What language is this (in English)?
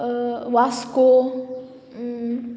Konkani